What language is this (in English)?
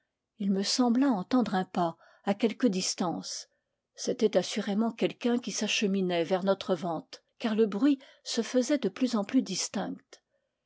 French